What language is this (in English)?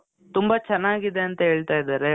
Kannada